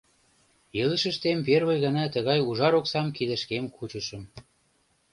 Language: Mari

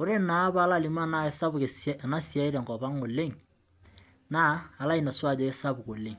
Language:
Masai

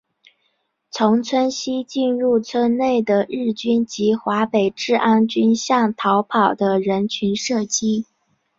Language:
Chinese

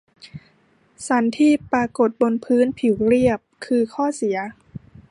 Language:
Thai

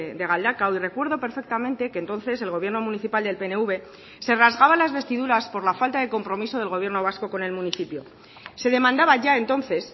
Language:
Spanish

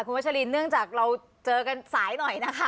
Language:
Thai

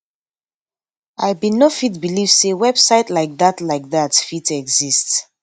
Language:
Nigerian Pidgin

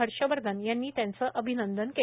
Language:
Marathi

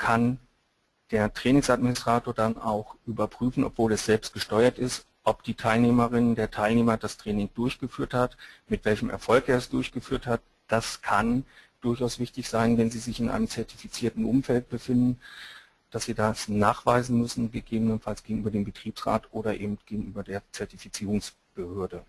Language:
German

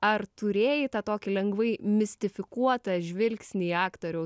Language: Lithuanian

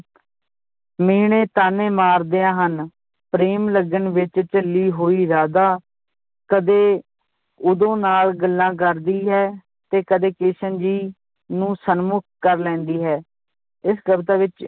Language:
Punjabi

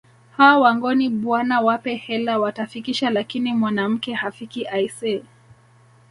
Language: Swahili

